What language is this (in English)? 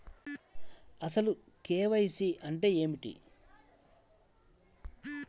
Telugu